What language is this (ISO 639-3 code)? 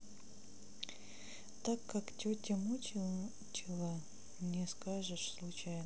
rus